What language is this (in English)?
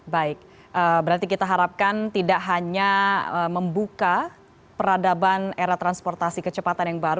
Indonesian